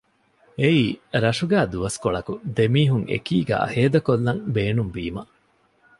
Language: Divehi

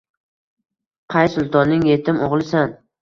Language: Uzbek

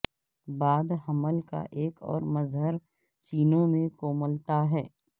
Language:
Urdu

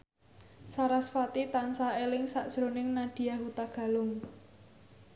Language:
Javanese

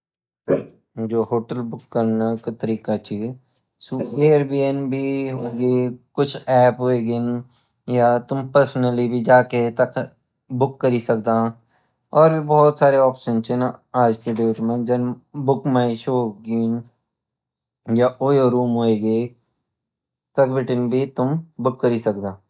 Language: Garhwali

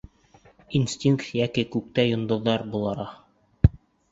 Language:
Bashkir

